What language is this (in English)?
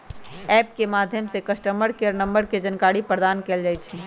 Magahi